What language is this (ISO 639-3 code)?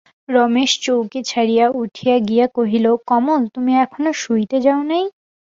ben